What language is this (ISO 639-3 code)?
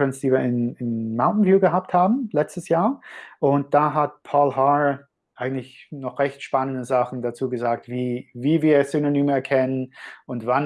deu